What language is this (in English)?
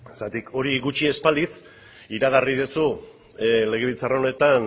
Basque